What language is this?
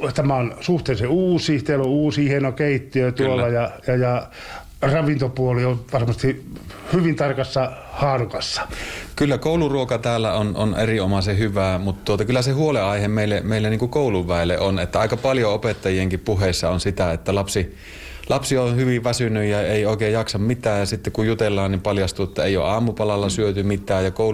Finnish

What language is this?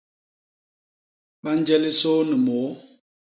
Basaa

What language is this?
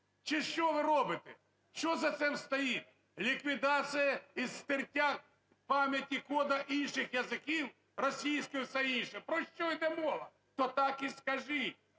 Ukrainian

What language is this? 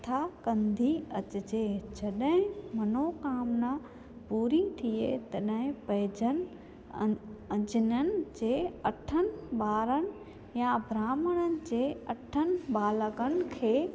Sindhi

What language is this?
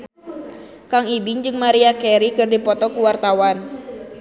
Sundanese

